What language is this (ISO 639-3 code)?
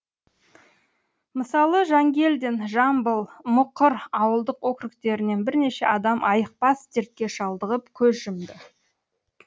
kaz